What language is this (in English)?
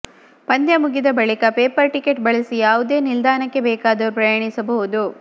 Kannada